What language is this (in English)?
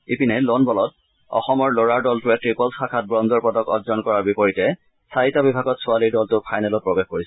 Assamese